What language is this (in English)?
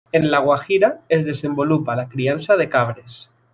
Catalan